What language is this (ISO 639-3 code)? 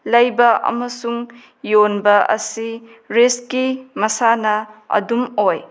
mni